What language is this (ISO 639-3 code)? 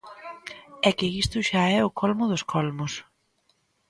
glg